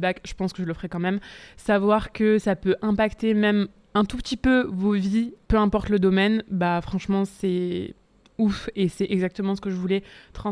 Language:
French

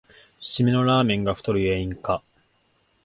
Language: Japanese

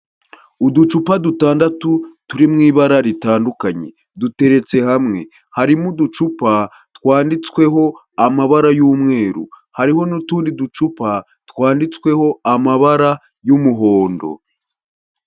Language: Kinyarwanda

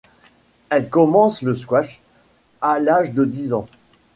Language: French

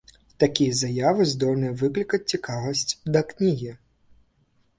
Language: Belarusian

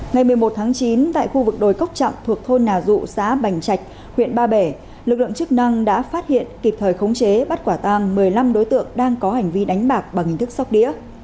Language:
Vietnamese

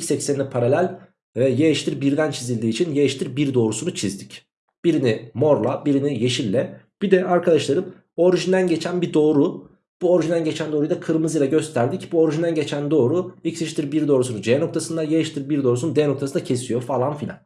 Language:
Turkish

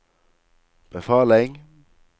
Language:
Norwegian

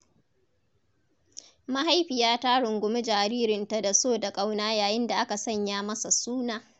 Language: Hausa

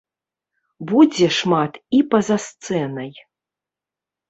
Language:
Belarusian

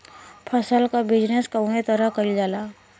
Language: Bhojpuri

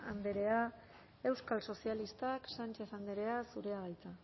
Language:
Basque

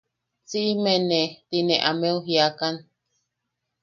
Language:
Yaqui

